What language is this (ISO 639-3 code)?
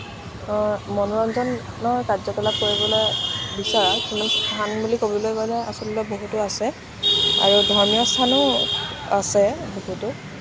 asm